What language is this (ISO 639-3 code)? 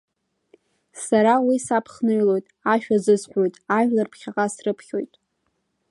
abk